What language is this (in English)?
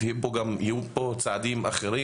Hebrew